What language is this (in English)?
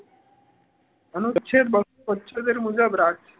Gujarati